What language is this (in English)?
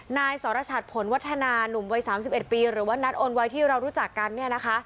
Thai